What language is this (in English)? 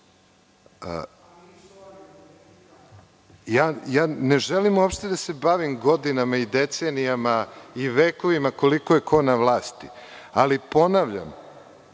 Serbian